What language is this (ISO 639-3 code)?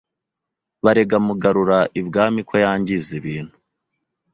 kin